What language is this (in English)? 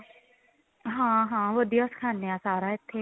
Punjabi